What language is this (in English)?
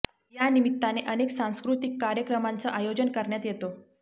Marathi